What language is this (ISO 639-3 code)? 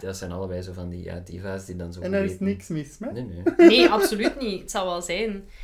nld